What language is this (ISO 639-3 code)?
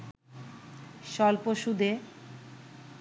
ben